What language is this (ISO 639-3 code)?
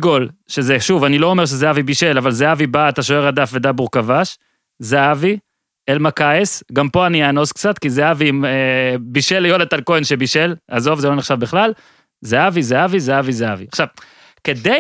heb